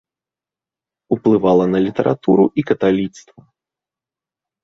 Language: Belarusian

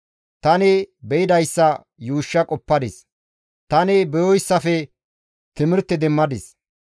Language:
Gamo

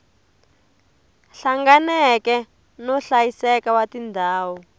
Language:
Tsonga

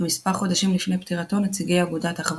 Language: Hebrew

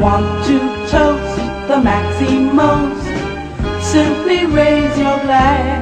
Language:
Italian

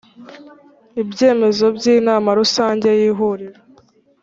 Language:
Kinyarwanda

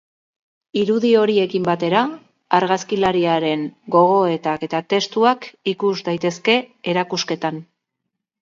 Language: Basque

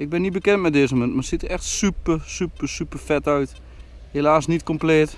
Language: Dutch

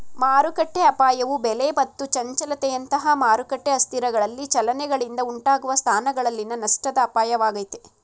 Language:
Kannada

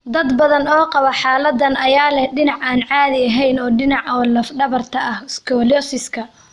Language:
Somali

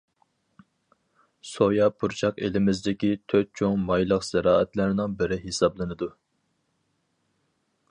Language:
Uyghur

